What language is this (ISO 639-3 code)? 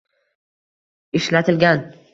uzb